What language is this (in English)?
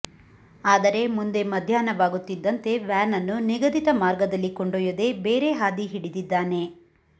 Kannada